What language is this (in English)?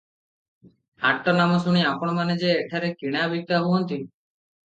Odia